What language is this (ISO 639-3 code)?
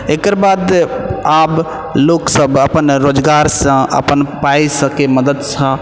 mai